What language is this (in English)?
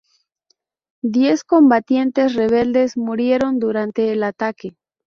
Spanish